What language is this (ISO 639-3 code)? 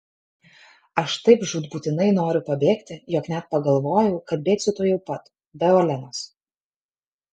lit